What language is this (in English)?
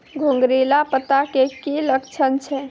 Maithili